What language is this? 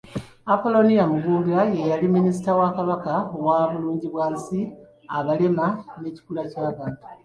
Ganda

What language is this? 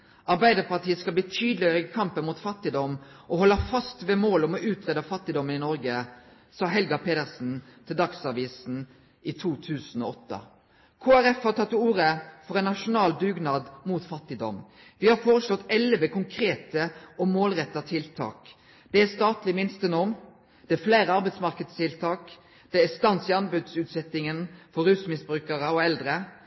Norwegian Nynorsk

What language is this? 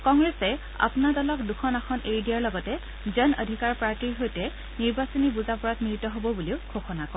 Assamese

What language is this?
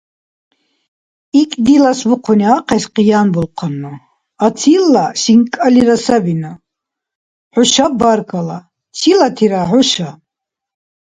Dargwa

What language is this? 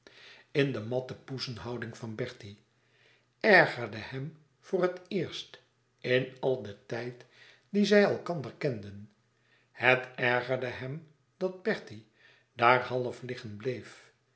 Dutch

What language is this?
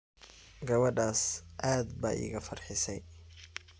Somali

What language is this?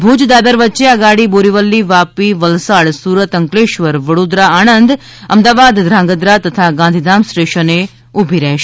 Gujarati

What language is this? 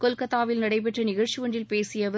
Tamil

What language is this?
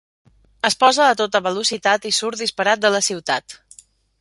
Catalan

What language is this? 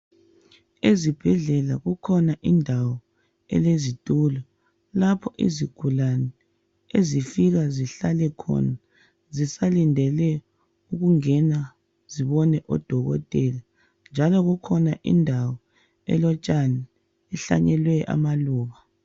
North Ndebele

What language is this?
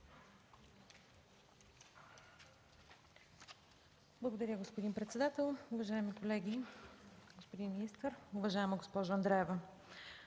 Bulgarian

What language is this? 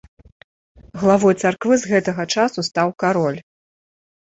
Belarusian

